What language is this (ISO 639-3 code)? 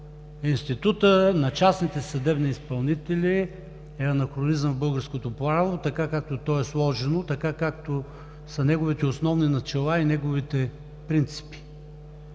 bul